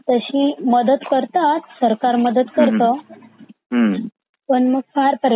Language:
Marathi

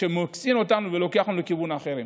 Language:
Hebrew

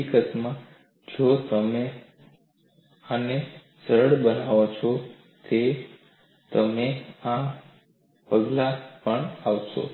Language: Gujarati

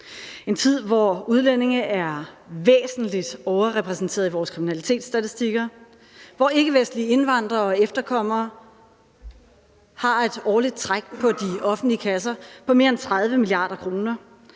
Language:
Danish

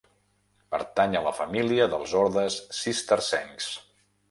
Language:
Catalan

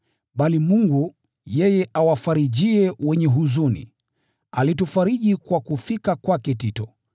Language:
Swahili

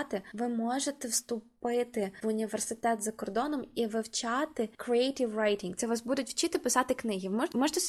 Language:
Ukrainian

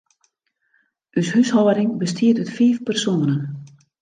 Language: Western Frisian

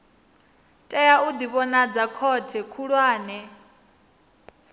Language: Venda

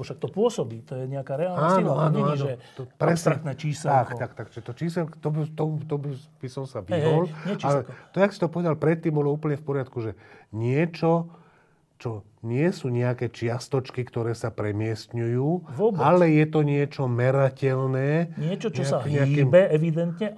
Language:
Slovak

